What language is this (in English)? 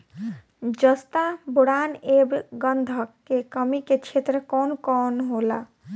Bhojpuri